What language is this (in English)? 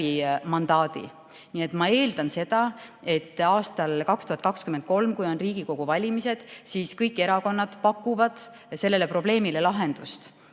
Estonian